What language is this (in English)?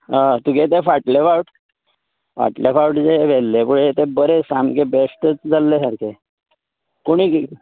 Konkani